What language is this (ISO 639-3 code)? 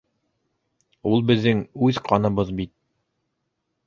bak